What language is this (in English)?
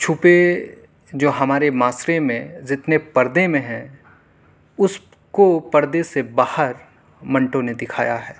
Urdu